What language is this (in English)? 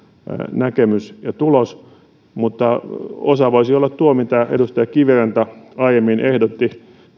Finnish